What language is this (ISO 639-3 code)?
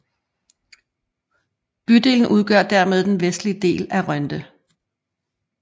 dan